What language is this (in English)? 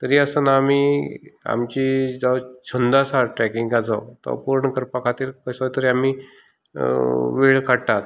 Konkani